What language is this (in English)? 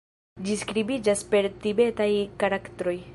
Esperanto